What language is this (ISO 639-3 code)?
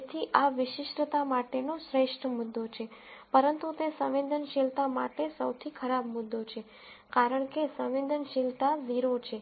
guj